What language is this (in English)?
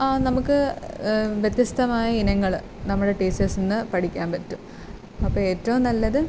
Malayalam